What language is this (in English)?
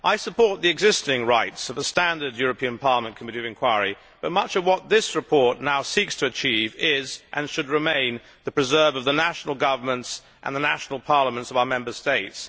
English